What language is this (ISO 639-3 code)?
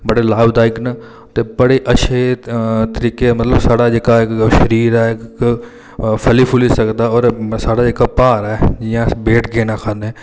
doi